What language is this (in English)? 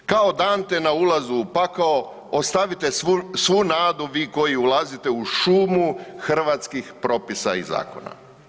Croatian